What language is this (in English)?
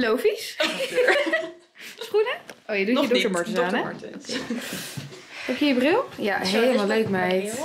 Dutch